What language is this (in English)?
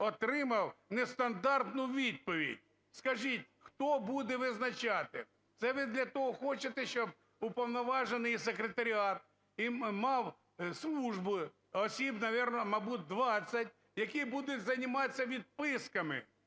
Ukrainian